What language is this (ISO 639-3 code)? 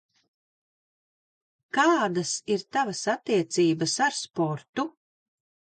lav